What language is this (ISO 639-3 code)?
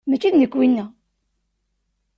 kab